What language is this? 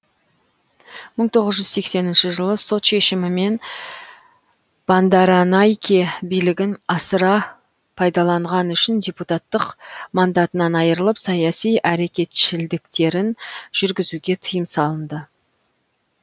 Kazakh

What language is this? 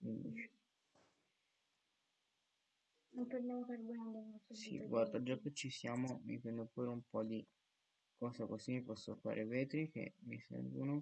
Italian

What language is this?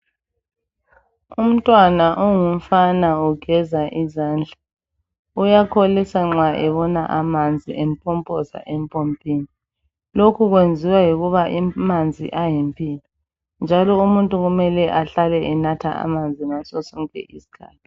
North Ndebele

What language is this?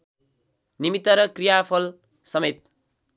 Nepali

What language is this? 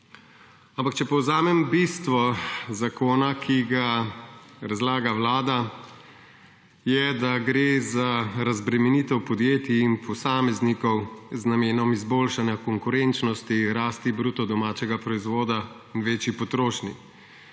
Slovenian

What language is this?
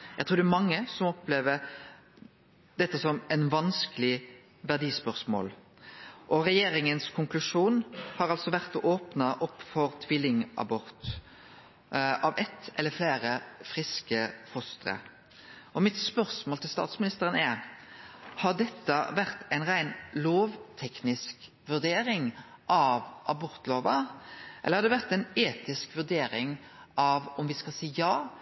Norwegian Nynorsk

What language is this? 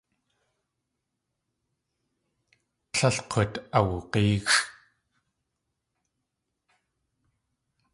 Tlingit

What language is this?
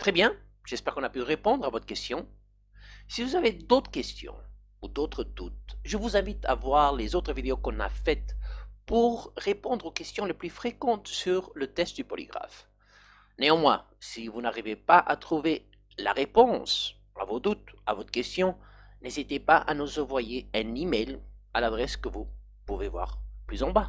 French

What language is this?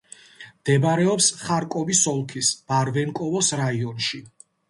Georgian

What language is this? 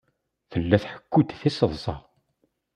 Kabyle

